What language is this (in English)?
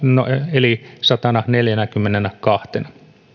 Finnish